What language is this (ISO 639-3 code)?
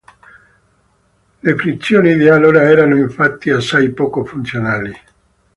ita